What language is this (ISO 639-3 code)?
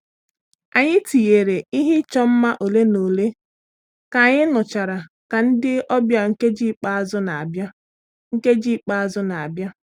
ibo